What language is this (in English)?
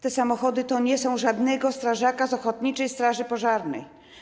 Polish